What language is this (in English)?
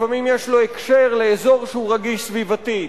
Hebrew